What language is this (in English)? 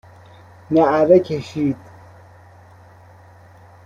Persian